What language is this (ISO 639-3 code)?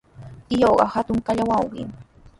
qws